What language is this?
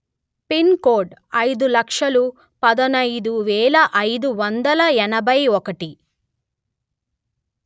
Telugu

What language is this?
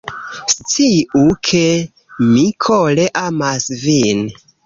Esperanto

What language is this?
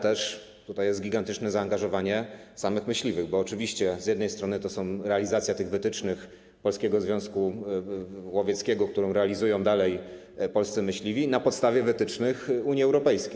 Polish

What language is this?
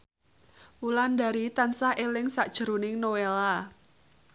Javanese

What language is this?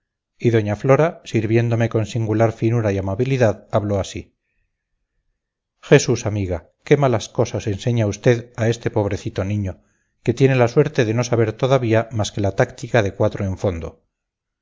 Spanish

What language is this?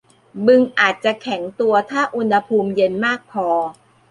Thai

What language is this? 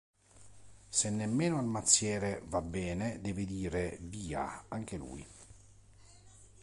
Italian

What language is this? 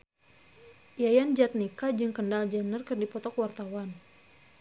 Sundanese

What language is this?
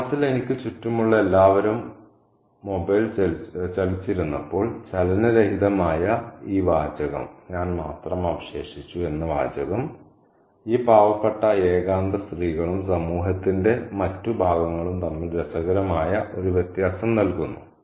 Malayalam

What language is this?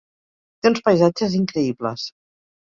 Catalan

